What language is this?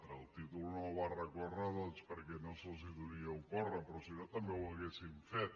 Catalan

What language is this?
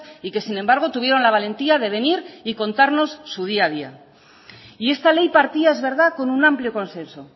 Spanish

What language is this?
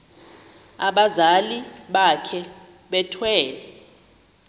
Xhosa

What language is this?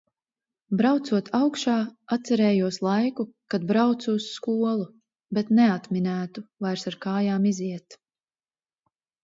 Latvian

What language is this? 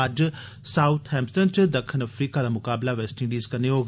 Dogri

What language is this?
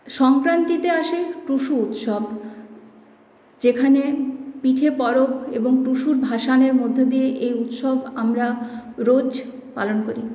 Bangla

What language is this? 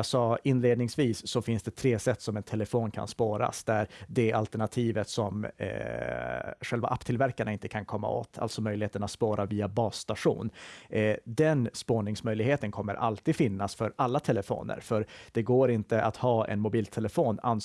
Swedish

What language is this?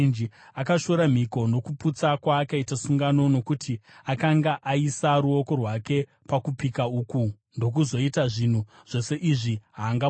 Shona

